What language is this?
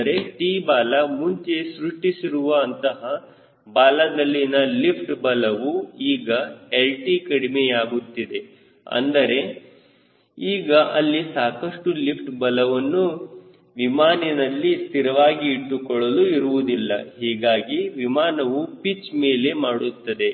Kannada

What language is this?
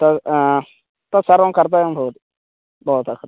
Sanskrit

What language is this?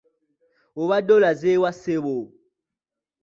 Ganda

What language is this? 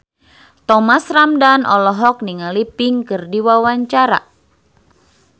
Sundanese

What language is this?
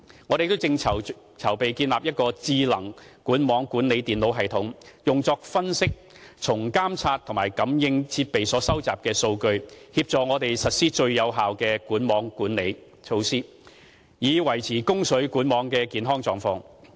Cantonese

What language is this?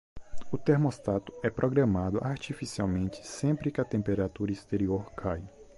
Portuguese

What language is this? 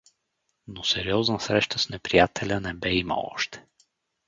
Bulgarian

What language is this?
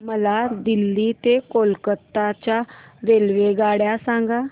Marathi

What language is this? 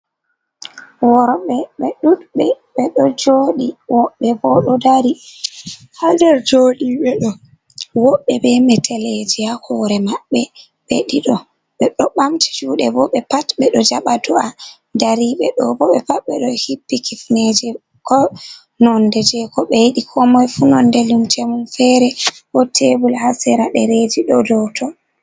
Fula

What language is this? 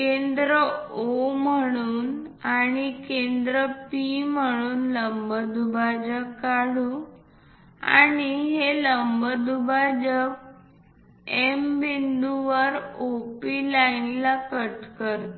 Marathi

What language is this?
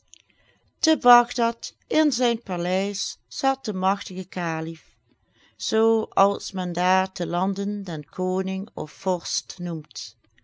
Dutch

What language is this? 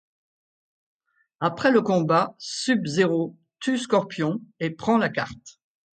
French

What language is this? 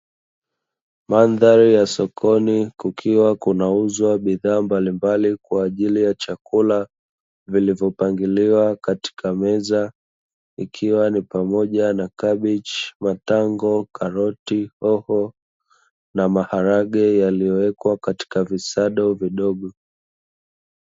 Swahili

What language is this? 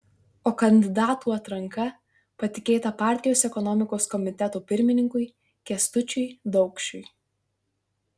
Lithuanian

